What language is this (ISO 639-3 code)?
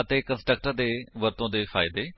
pan